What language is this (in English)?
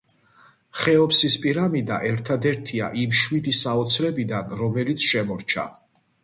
Georgian